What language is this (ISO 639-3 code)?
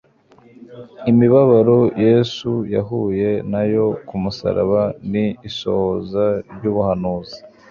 kin